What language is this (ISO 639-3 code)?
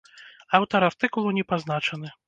bel